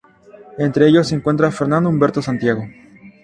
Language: Spanish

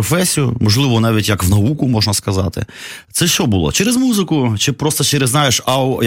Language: Ukrainian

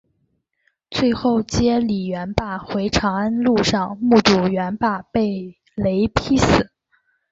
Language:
Chinese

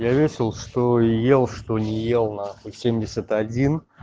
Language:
Russian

